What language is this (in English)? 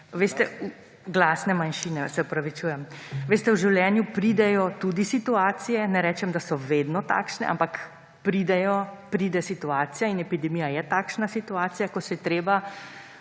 Slovenian